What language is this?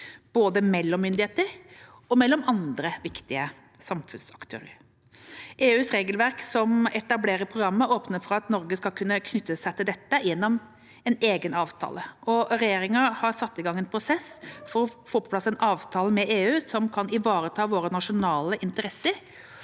Norwegian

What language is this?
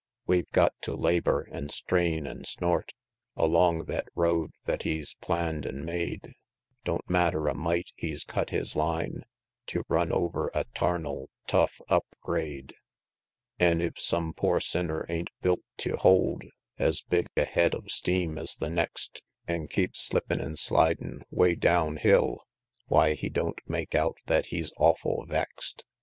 English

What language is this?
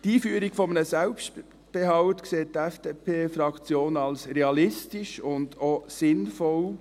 Swiss German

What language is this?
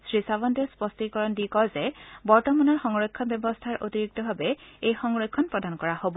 Assamese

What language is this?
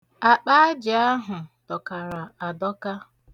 Igbo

